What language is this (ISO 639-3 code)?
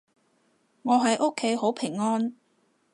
yue